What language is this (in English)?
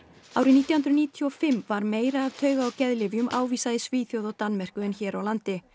Icelandic